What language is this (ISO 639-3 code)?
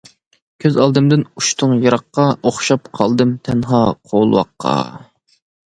uig